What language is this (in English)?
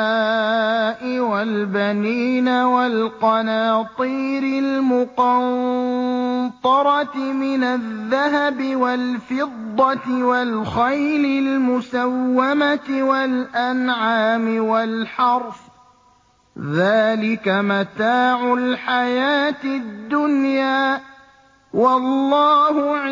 Arabic